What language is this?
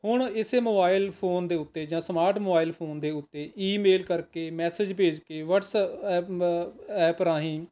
Punjabi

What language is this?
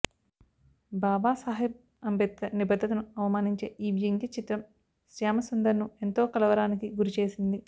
Telugu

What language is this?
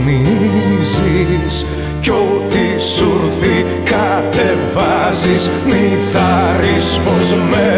Greek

